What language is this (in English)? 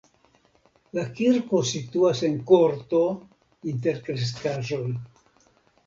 Esperanto